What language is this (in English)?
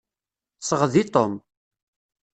Kabyle